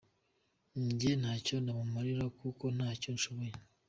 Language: Kinyarwanda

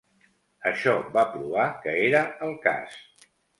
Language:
Catalan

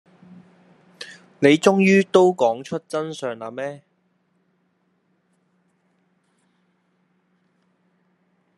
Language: Cantonese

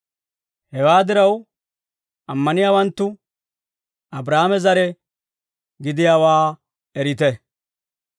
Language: Dawro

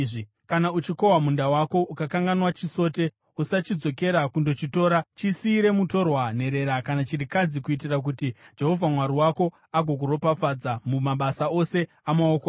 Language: Shona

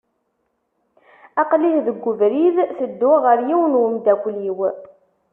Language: Kabyle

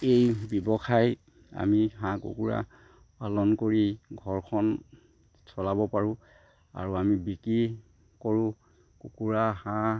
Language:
Assamese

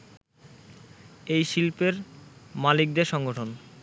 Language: Bangla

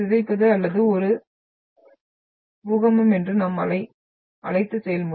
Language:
Tamil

